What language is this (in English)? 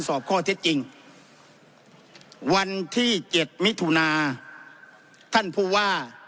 Thai